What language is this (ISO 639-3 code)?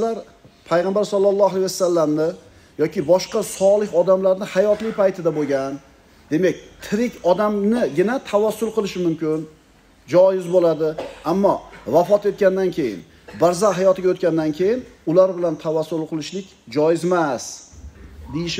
tur